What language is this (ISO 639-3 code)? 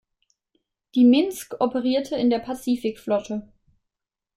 deu